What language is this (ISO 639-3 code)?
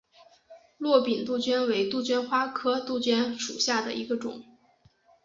zho